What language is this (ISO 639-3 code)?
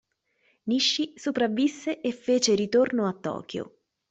ita